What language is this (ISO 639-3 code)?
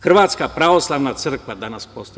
srp